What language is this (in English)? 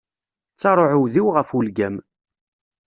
Kabyle